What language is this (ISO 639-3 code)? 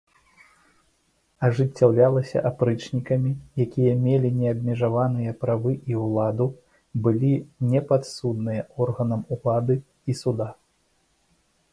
bel